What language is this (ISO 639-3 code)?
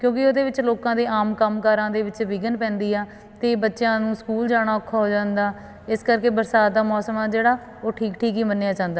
pan